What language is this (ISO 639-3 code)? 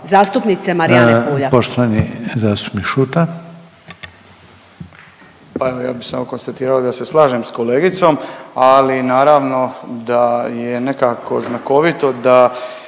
hrv